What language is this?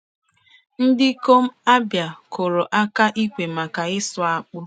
Igbo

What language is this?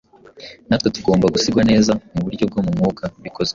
Kinyarwanda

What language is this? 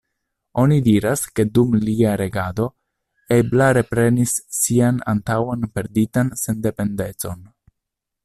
Esperanto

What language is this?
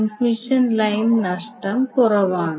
Malayalam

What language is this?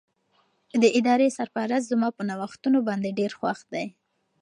Pashto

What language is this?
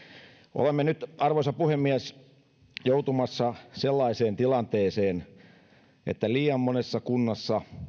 Finnish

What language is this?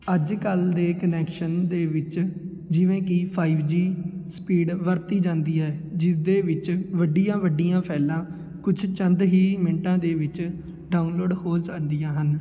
Punjabi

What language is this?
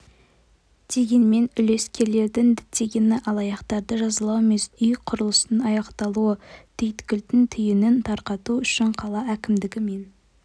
Kazakh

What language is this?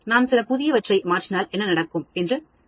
Tamil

